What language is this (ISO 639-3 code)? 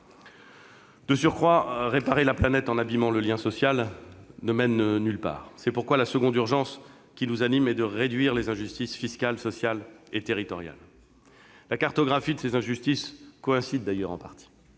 fra